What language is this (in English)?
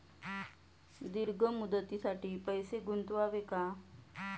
Marathi